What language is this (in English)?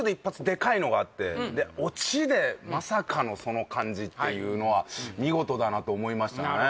Japanese